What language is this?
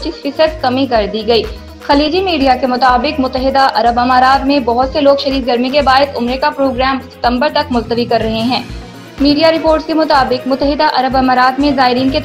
Hindi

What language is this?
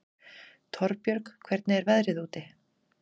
Icelandic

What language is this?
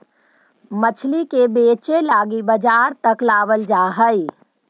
Magahi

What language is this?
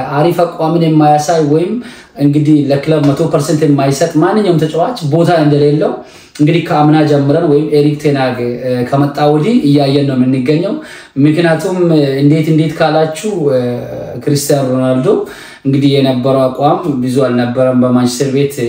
Arabic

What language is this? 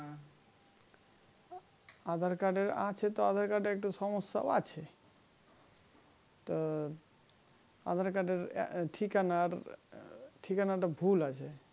Bangla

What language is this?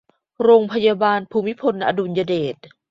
Thai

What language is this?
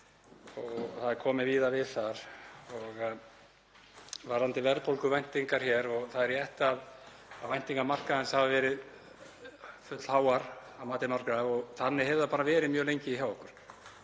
Icelandic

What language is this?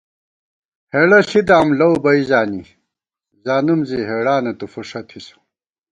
Gawar-Bati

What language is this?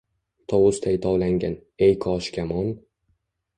Uzbek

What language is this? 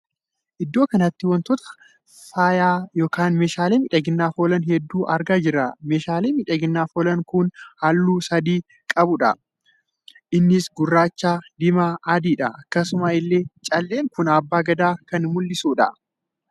Oromo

